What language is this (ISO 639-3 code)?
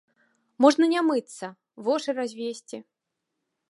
bel